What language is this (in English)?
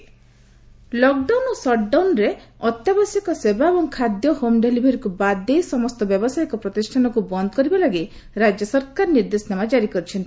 Odia